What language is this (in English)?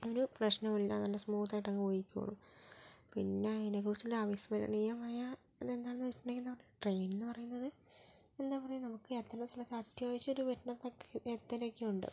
Malayalam